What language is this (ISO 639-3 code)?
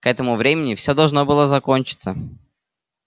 rus